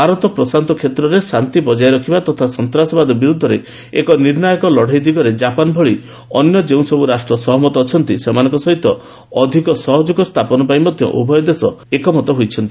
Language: Odia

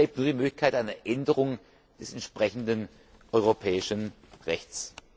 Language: German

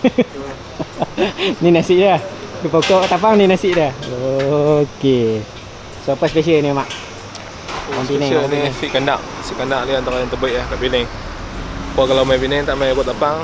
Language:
Malay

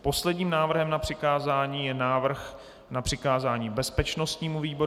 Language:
Czech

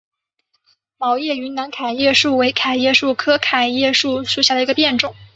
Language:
Chinese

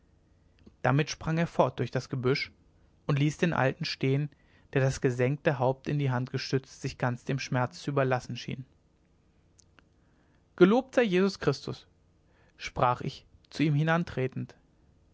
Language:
German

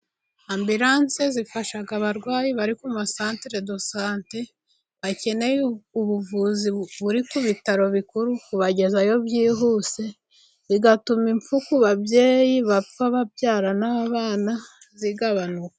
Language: Kinyarwanda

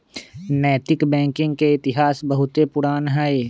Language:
Magahi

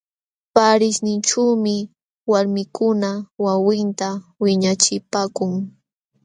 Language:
Jauja Wanca Quechua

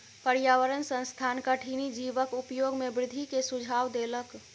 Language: Maithili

